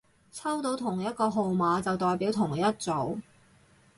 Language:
Cantonese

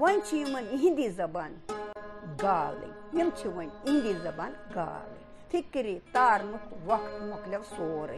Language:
Romanian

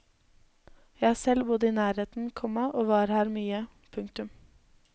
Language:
Norwegian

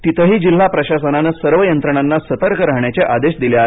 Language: Marathi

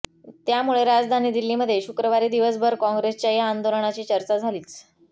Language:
Marathi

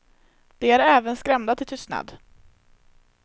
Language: Swedish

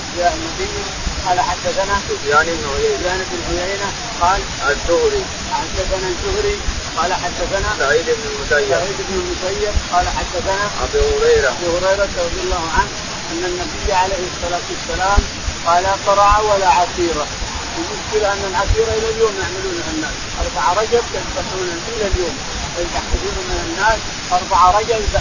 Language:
Arabic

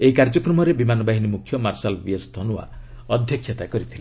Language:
Odia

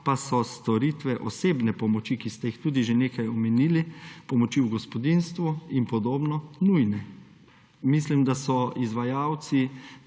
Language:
Slovenian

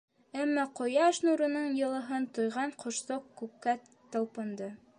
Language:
Bashkir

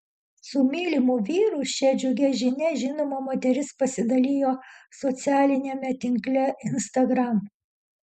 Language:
Lithuanian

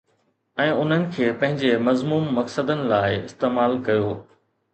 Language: Sindhi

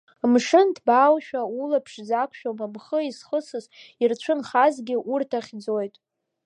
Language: Abkhazian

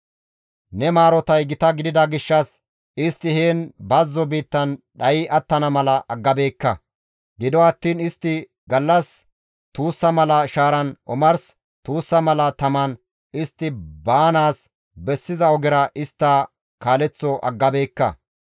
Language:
Gamo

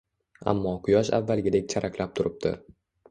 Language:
Uzbek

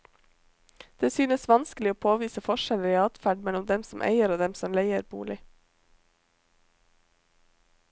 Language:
Norwegian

